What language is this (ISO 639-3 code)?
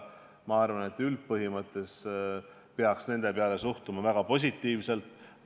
est